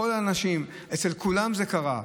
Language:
Hebrew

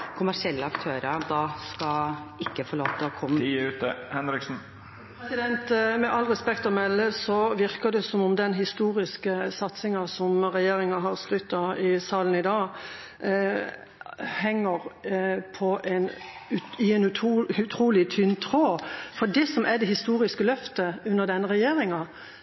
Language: Norwegian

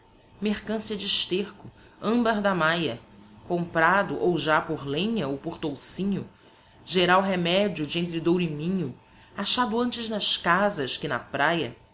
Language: Portuguese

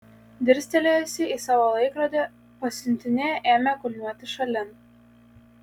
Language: Lithuanian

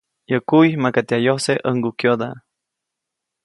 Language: Copainalá Zoque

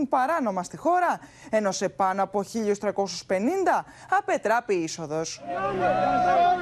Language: Greek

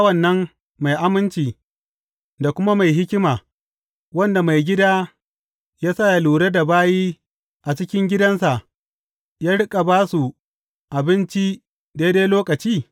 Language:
Hausa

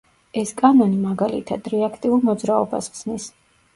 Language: Georgian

